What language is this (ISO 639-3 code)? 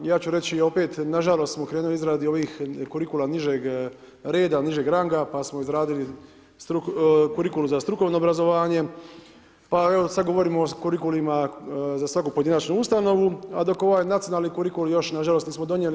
hrv